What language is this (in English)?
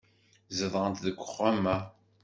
Kabyle